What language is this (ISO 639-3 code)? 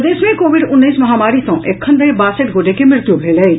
mai